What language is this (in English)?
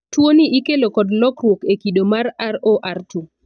Luo (Kenya and Tanzania)